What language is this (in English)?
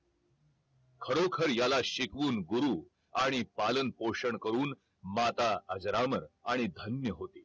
Marathi